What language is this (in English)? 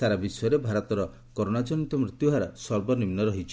Odia